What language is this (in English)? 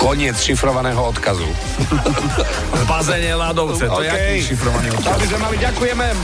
Slovak